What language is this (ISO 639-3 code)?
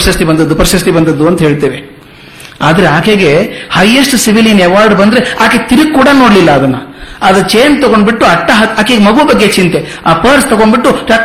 kan